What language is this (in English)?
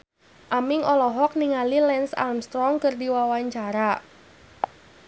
Sundanese